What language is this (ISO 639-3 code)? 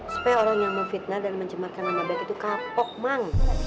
ind